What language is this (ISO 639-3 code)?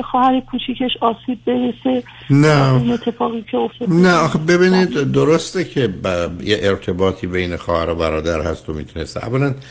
fas